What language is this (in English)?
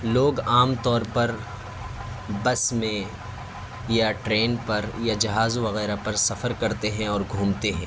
Urdu